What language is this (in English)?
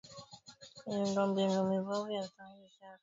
Swahili